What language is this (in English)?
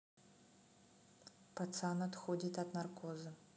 Russian